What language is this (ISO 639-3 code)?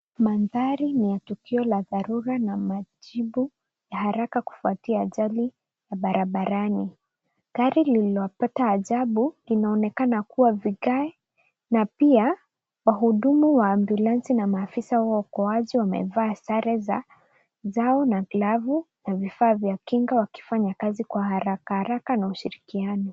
swa